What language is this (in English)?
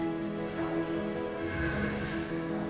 Indonesian